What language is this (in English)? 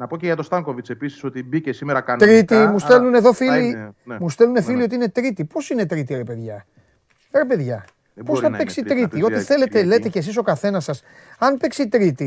Greek